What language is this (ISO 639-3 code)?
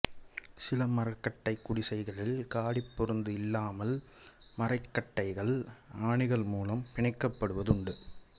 tam